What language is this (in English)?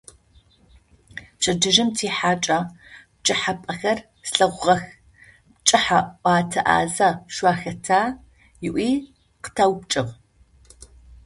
Adyghe